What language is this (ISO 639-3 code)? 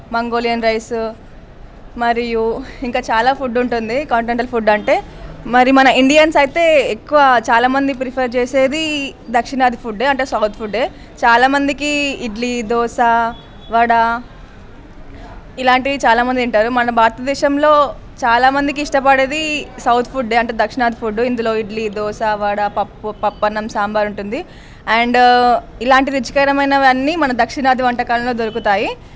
tel